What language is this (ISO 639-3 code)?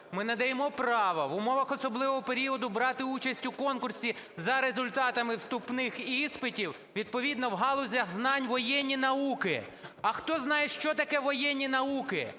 ukr